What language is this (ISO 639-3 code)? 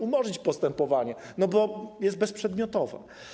pol